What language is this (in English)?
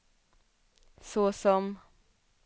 Swedish